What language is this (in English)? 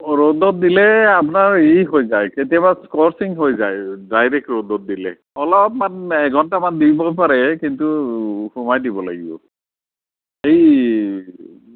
Assamese